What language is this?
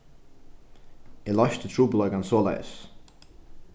Faroese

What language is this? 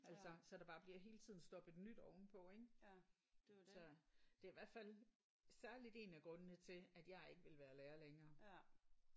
Danish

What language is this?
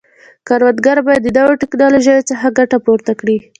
Pashto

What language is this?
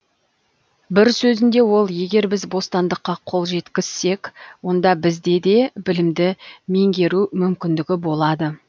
Kazakh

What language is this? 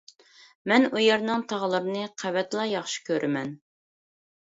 Uyghur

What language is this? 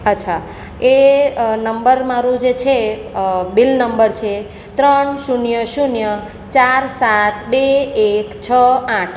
Gujarati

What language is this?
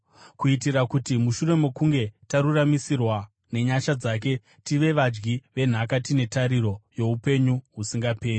Shona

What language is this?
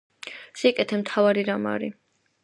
Georgian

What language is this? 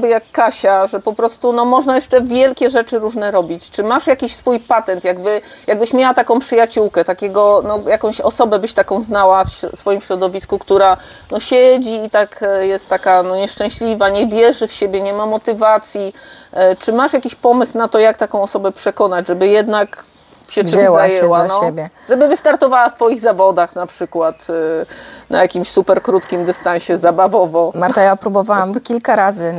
Polish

